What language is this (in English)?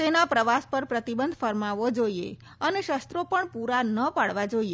Gujarati